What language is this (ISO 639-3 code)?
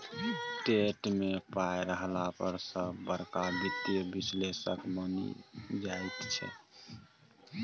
mai